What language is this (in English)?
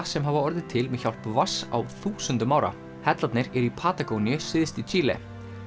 Icelandic